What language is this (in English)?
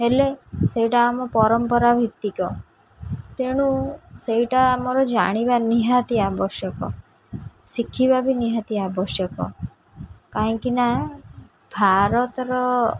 Odia